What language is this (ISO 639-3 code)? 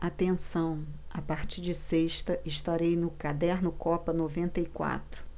por